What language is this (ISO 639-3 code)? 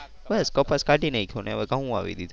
guj